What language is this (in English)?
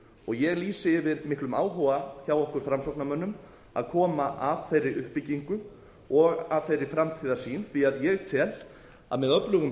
Icelandic